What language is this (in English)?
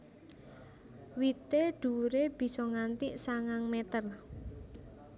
Javanese